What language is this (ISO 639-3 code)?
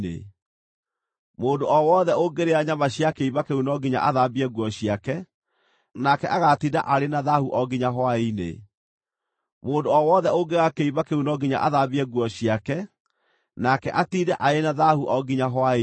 kik